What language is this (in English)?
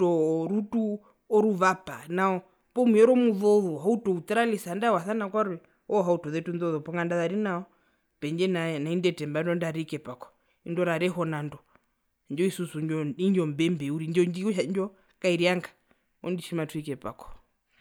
Herero